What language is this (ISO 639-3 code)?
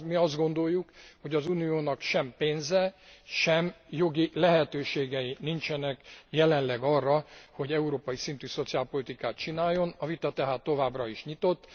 hun